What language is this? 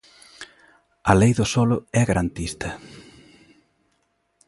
Galician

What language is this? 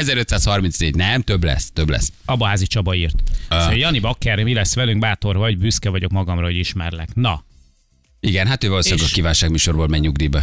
Hungarian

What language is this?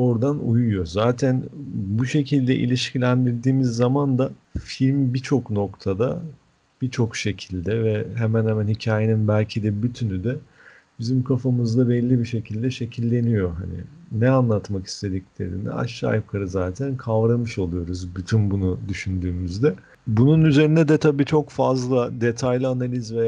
Turkish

